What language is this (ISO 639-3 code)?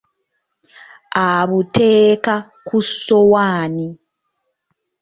lug